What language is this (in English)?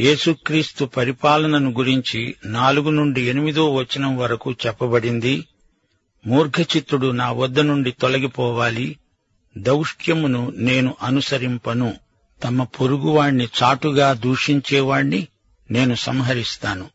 Telugu